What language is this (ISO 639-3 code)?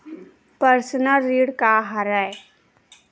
hne